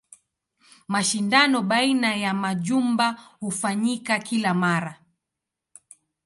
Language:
Swahili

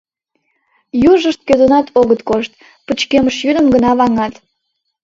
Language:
Mari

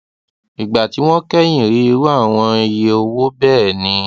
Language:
Yoruba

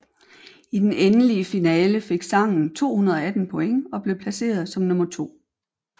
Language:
Danish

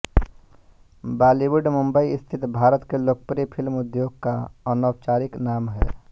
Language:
Hindi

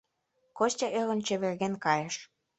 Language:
Mari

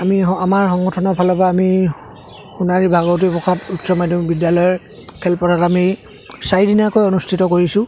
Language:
Assamese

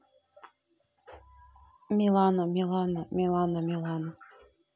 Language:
Russian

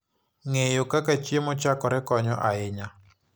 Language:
Luo (Kenya and Tanzania)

